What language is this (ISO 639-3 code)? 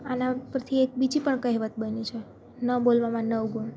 guj